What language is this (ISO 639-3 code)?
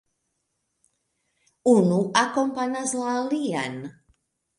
epo